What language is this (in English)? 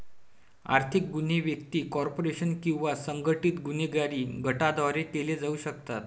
Marathi